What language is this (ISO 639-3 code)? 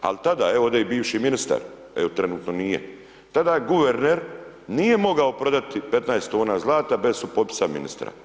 hrv